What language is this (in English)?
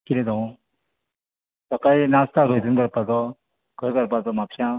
Konkani